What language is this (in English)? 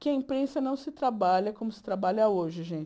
Portuguese